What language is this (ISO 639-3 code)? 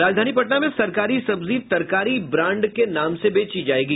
hin